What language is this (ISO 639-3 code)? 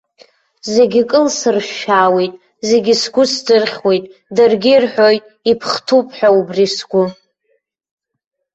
abk